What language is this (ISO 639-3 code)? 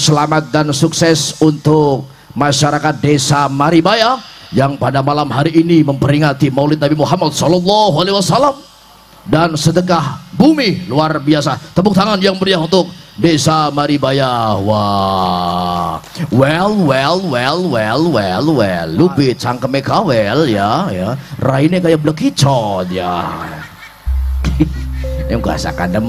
ind